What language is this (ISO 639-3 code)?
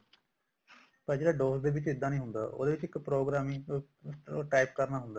pan